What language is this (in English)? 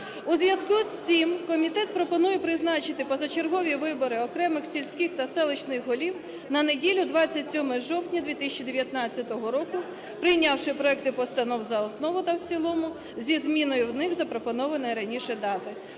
Ukrainian